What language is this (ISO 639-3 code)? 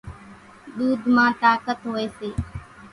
gjk